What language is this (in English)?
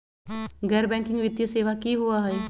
Magahi